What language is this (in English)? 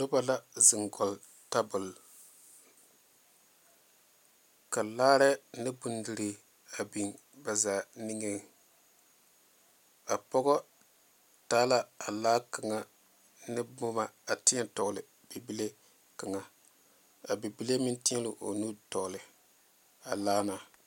Southern Dagaare